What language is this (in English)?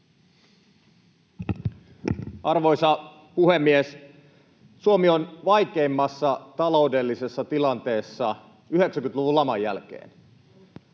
Finnish